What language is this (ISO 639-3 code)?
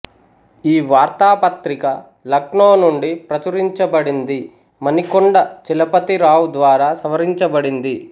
tel